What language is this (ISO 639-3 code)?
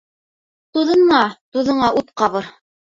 bak